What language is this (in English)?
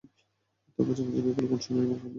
Bangla